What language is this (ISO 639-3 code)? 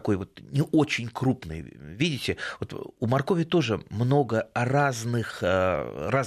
rus